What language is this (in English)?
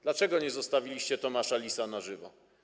Polish